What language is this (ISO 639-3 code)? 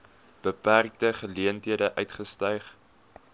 afr